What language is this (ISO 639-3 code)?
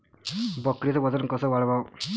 mar